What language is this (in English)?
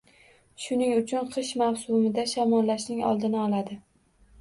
Uzbek